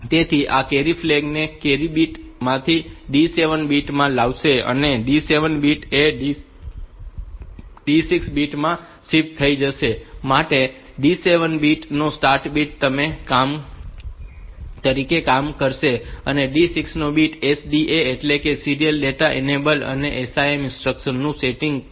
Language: Gujarati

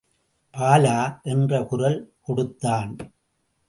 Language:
Tamil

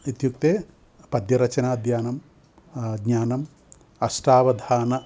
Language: Sanskrit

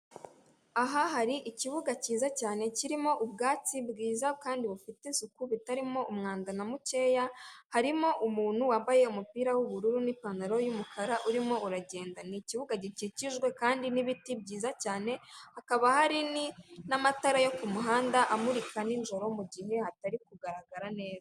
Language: Kinyarwanda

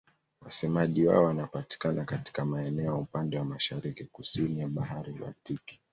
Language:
Swahili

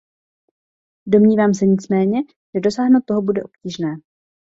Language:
Czech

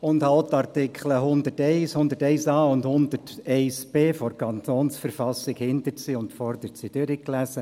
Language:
Swiss German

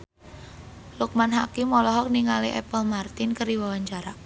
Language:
Sundanese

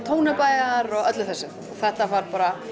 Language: Icelandic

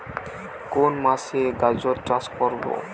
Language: Bangla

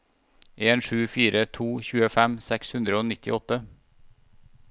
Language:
Norwegian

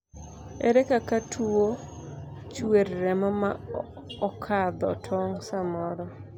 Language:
Luo (Kenya and Tanzania)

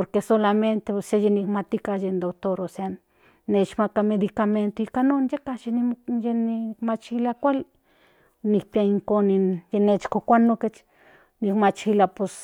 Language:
Central Nahuatl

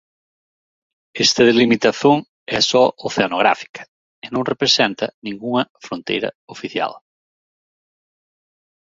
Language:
Galician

